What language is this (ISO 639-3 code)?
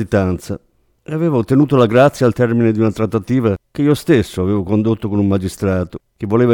ita